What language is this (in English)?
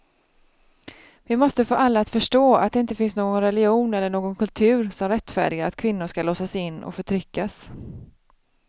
Swedish